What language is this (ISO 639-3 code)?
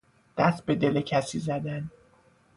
fas